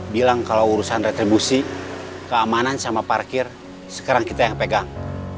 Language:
Indonesian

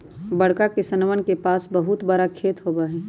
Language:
Magahi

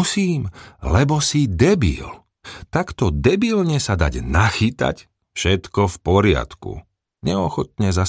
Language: Slovak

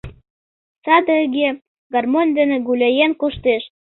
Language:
Mari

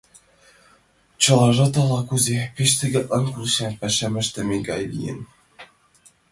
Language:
Mari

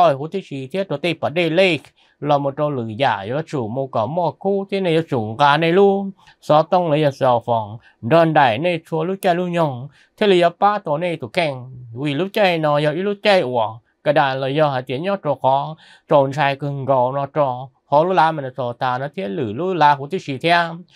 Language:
Vietnamese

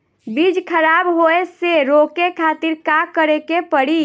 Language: Bhojpuri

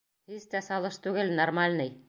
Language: Bashkir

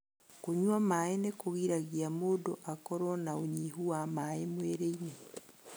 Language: Kikuyu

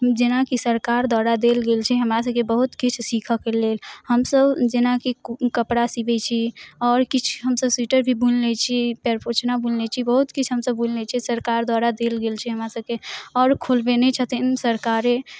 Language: Maithili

